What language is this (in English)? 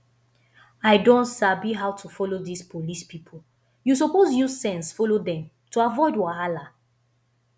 Nigerian Pidgin